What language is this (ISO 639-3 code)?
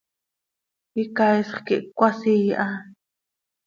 sei